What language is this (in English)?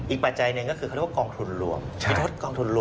Thai